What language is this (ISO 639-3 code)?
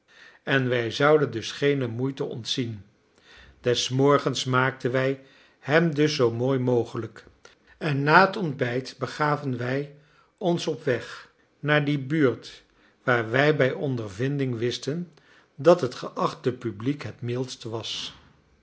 nld